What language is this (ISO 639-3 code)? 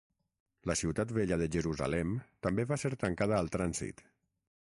cat